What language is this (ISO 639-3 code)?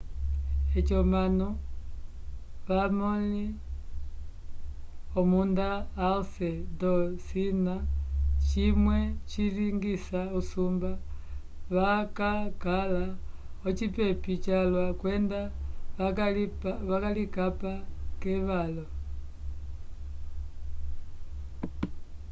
umb